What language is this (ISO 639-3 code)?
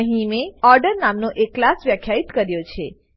guj